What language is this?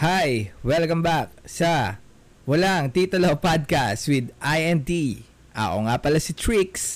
Filipino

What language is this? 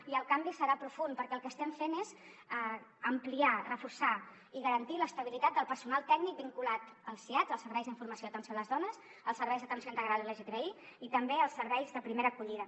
Catalan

